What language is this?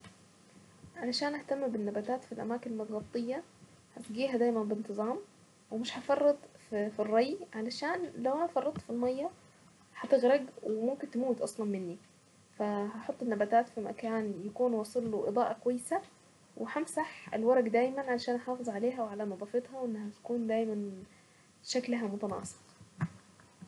Saidi Arabic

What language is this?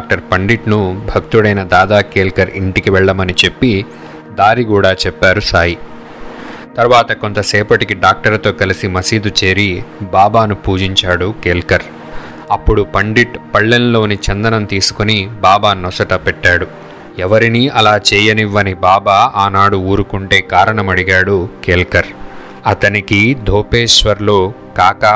Telugu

